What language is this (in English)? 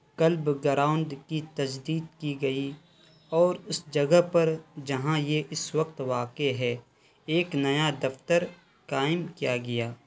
Urdu